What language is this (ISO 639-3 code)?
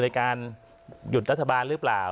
tha